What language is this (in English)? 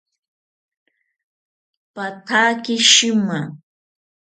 South Ucayali Ashéninka